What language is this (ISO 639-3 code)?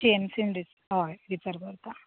kok